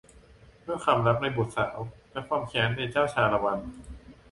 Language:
Thai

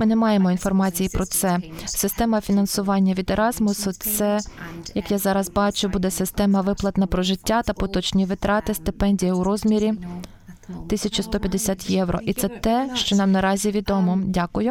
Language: Ukrainian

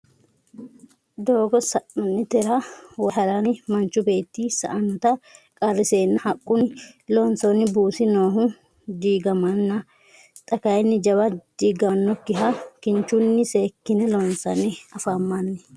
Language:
Sidamo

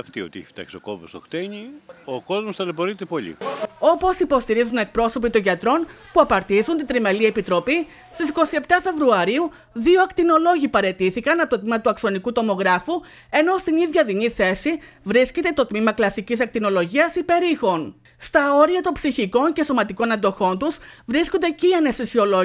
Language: Greek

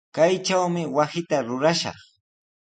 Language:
Sihuas Ancash Quechua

